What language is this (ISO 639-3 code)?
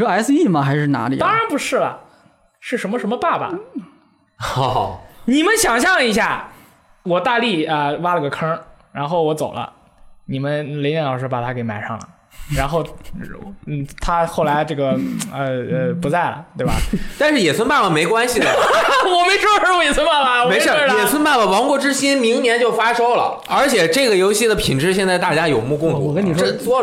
zho